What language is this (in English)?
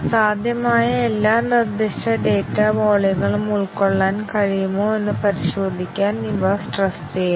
Malayalam